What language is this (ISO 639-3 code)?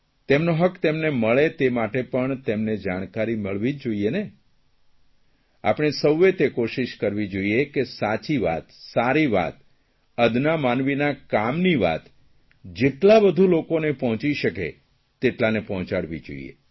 guj